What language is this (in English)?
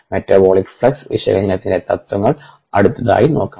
Malayalam